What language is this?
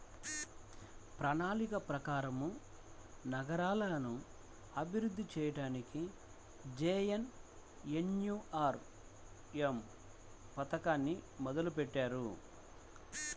Telugu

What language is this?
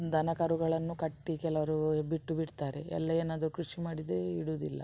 Kannada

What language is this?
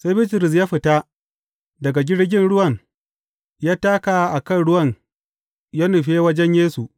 Hausa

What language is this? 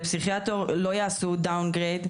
Hebrew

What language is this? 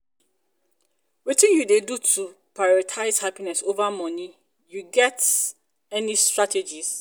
Nigerian Pidgin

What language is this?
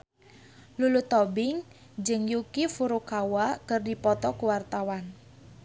Sundanese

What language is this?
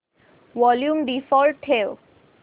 Marathi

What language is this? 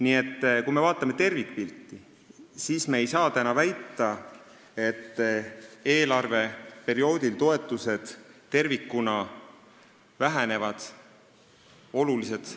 Estonian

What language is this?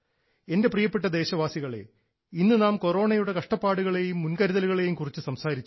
Malayalam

